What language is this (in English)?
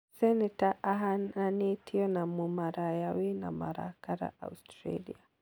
Kikuyu